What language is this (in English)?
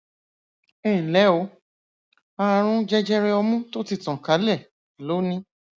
Yoruba